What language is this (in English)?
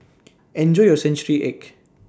English